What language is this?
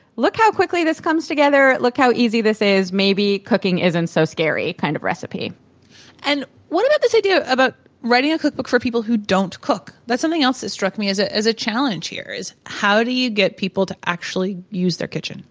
English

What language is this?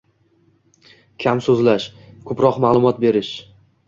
Uzbek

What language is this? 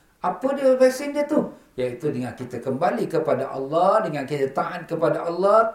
Malay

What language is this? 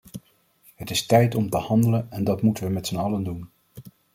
Dutch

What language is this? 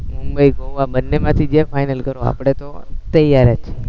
Gujarati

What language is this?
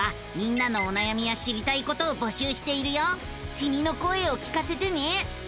Japanese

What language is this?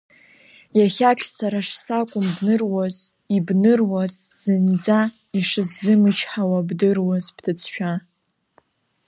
Abkhazian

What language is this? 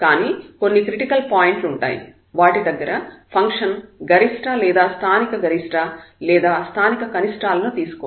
Telugu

